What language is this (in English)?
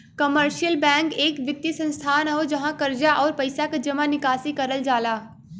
Bhojpuri